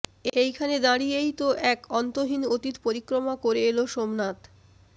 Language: Bangla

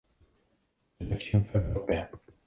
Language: Czech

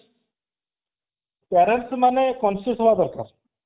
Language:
Odia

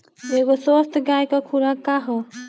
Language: Bhojpuri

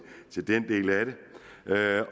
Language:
Danish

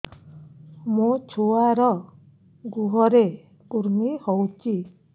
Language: Odia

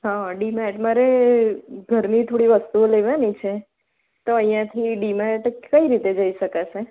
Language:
Gujarati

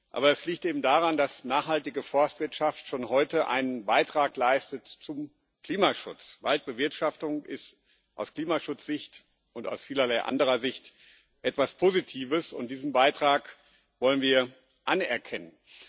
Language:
German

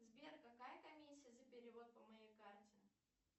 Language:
Russian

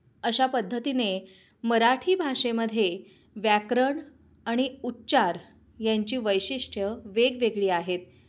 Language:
Marathi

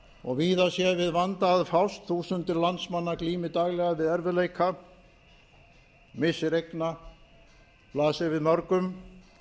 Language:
Icelandic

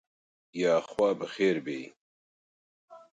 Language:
Central Kurdish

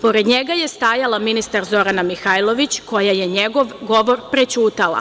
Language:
Serbian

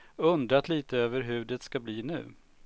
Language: Swedish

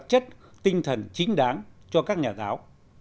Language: Vietnamese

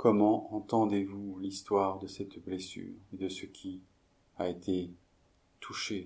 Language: French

